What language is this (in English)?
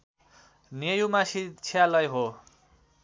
Nepali